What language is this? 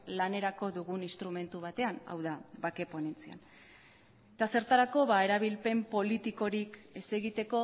Basque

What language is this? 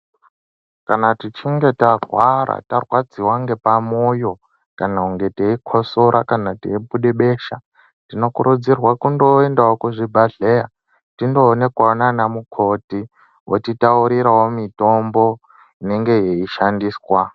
Ndau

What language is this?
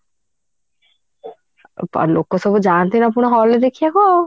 Odia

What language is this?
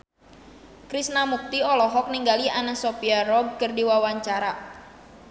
Sundanese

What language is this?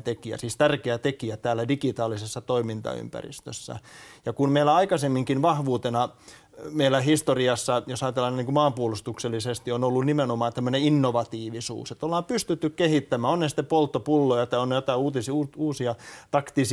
Finnish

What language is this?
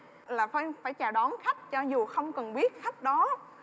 Vietnamese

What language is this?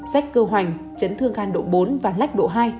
Vietnamese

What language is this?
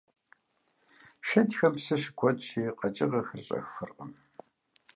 Kabardian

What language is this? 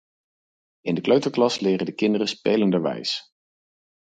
Dutch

